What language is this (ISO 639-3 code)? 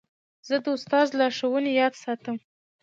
pus